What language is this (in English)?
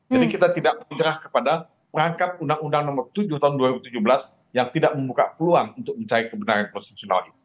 Indonesian